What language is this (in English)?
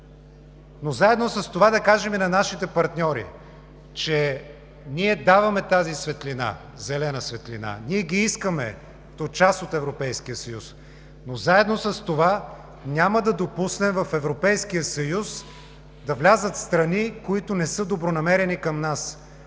Bulgarian